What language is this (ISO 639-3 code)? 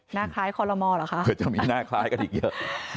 tha